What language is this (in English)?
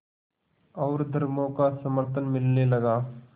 Hindi